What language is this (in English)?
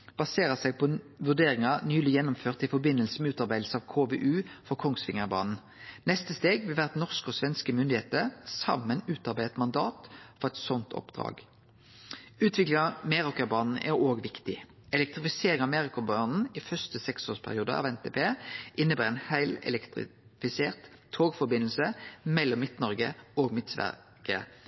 Norwegian Nynorsk